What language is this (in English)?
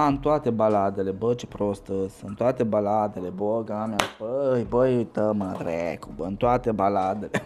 Romanian